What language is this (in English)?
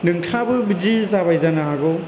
Bodo